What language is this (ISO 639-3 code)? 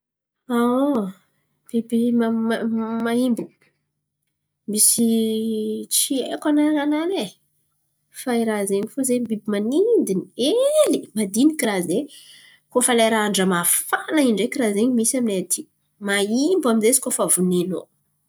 xmv